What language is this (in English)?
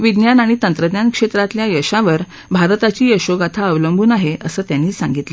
Marathi